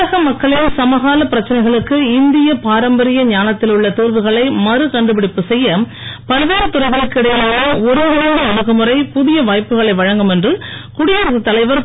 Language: Tamil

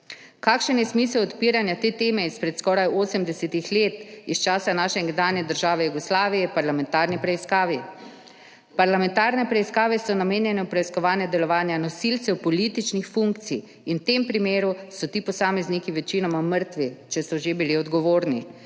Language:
Slovenian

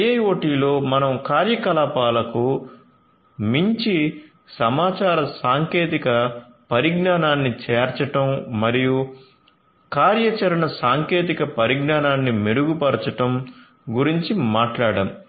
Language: Telugu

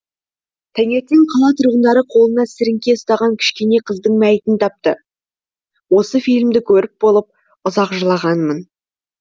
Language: Kazakh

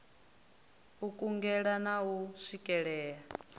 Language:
Venda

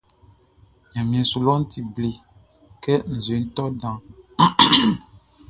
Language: Baoulé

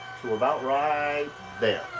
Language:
English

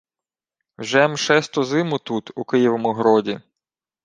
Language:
Ukrainian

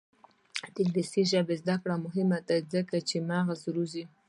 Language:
Pashto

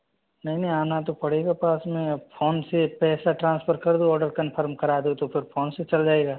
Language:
Hindi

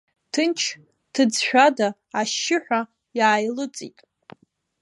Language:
Abkhazian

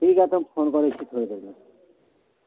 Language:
Maithili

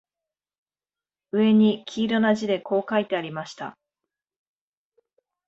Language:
Japanese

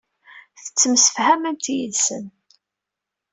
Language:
Kabyle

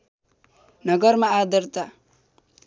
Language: Nepali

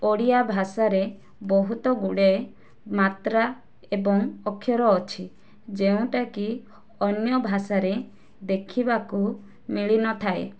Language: Odia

